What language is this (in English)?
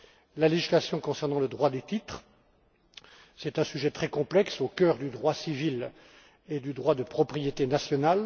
French